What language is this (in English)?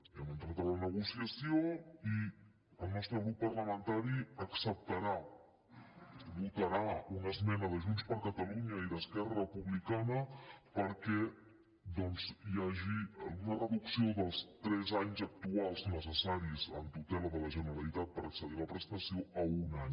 Catalan